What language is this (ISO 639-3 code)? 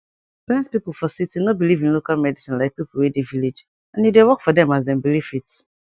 pcm